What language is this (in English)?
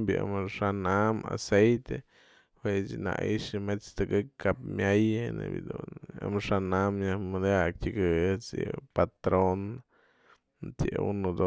Mazatlán Mixe